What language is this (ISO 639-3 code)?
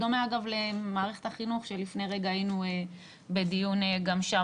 heb